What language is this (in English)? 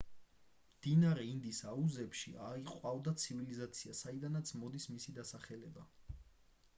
Georgian